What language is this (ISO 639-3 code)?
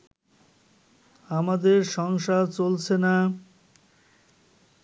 ben